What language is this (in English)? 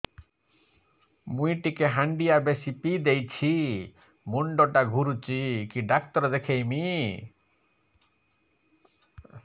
Odia